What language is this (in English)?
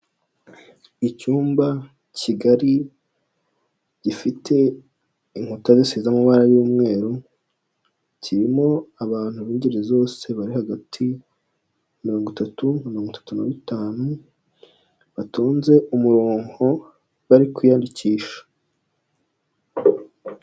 Kinyarwanda